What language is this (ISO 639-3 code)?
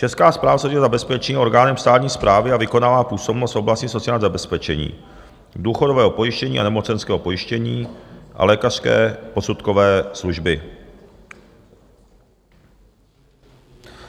ces